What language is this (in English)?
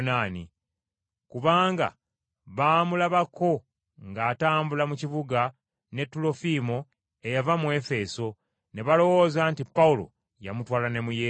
Ganda